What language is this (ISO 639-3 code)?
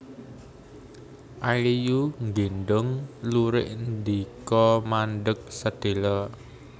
jav